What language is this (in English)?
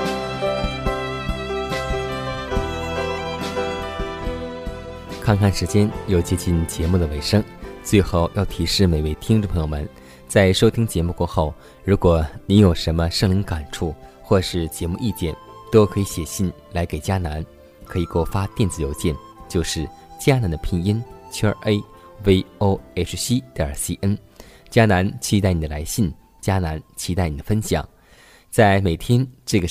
Chinese